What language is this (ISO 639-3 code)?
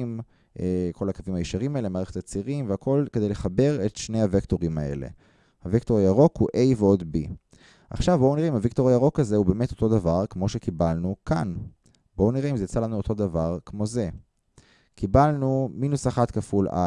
heb